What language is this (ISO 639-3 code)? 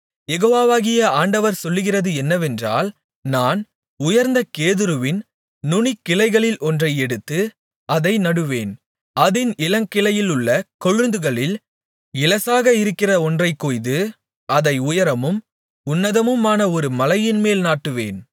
tam